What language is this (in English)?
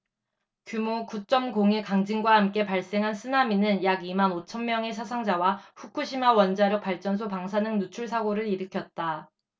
Korean